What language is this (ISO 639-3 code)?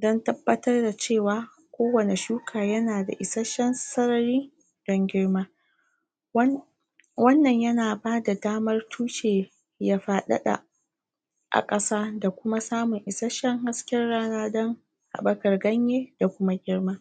hau